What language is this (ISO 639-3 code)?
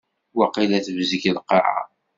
kab